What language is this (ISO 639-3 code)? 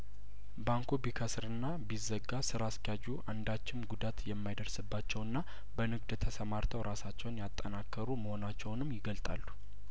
amh